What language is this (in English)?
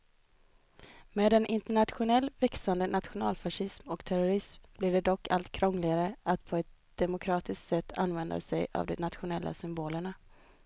Swedish